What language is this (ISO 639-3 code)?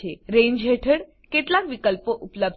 guj